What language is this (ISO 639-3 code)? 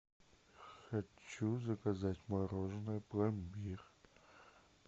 rus